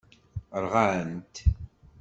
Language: Kabyle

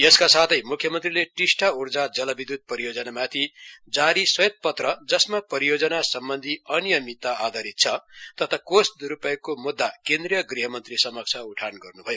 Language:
Nepali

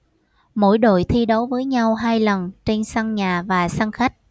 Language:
Vietnamese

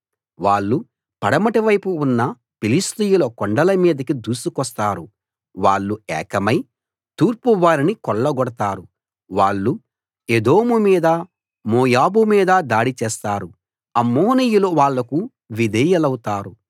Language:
Telugu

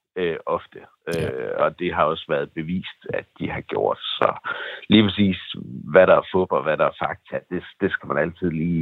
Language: Danish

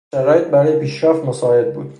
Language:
Persian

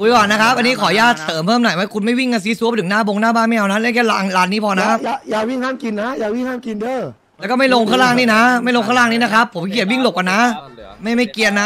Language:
Thai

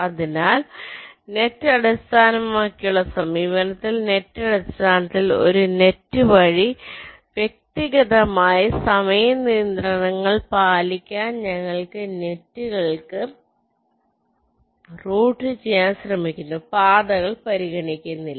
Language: Malayalam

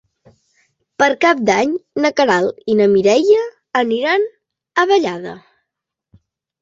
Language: Catalan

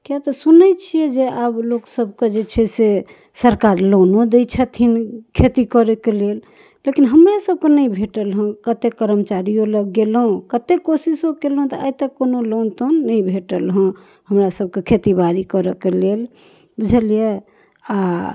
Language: Maithili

